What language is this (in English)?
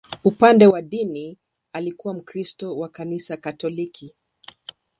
Swahili